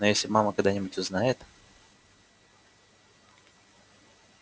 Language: Russian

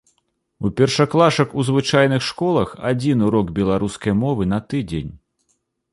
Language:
Belarusian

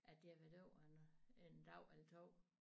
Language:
Danish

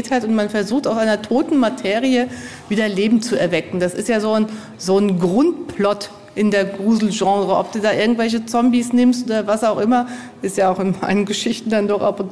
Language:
German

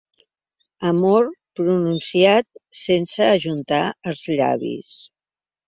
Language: Catalan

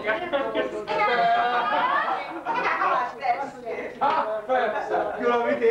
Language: Hungarian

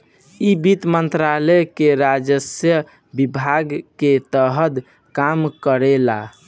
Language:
Bhojpuri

